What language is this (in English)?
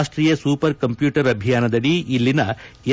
Kannada